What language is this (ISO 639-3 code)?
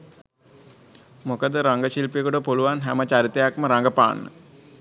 sin